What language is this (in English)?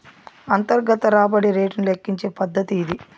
Telugu